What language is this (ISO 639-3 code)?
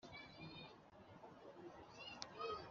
kin